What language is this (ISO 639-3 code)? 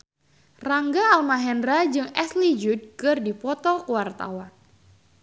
sun